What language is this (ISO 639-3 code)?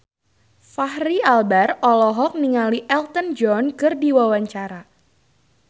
sun